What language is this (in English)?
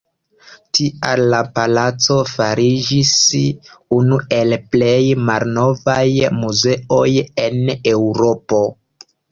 Esperanto